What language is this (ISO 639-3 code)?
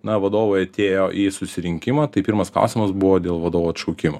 lit